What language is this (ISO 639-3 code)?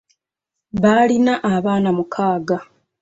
lug